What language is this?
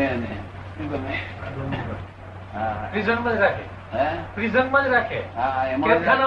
Gujarati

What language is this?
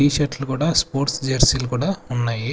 Telugu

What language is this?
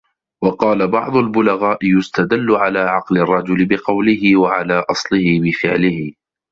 Arabic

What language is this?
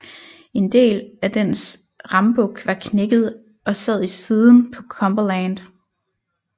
Danish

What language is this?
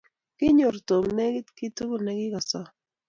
Kalenjin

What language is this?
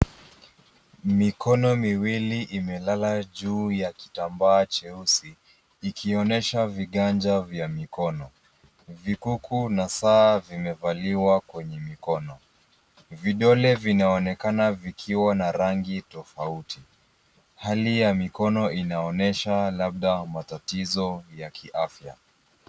Swahili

